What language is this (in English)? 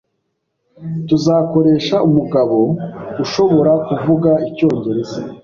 Kinyarwanda